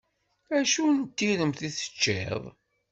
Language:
Kabyle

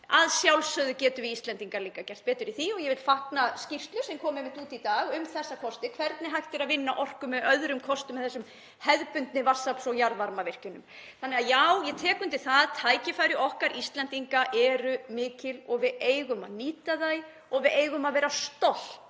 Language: Icelandic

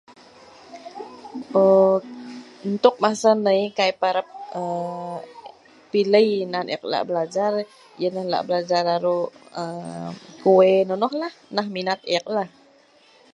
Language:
Sa'ban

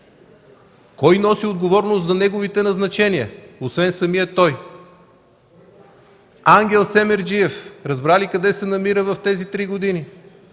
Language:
Bulgarian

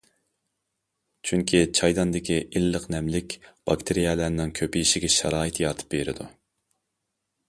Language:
Uyghur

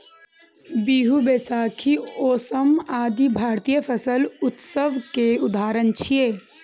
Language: Maithili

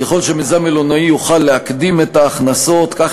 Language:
Hebrew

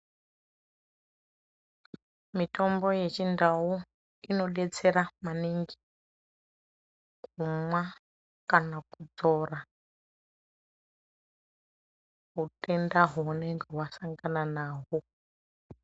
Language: Ndau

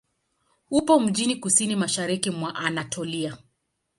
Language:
Swahili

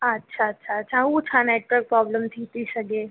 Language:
Sindhi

